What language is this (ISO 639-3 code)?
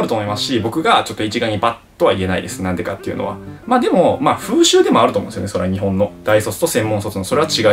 jpn